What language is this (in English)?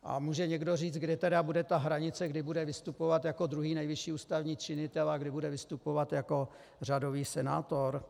Czech